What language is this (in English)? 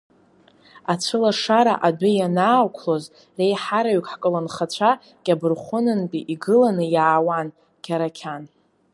Abkhazian